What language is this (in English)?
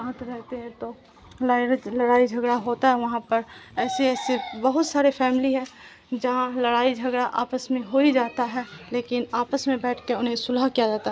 Urdu